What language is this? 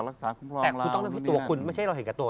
Thai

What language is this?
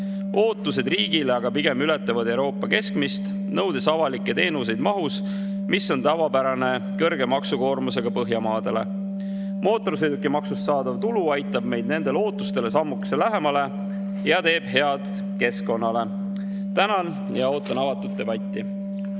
Estonian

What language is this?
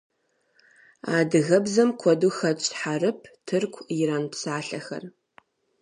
Kabardian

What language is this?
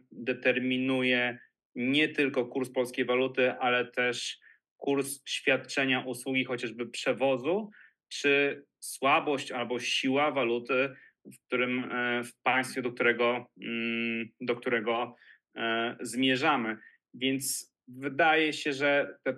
Polish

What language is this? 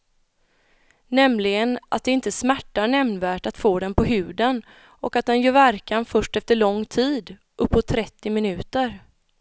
Swedish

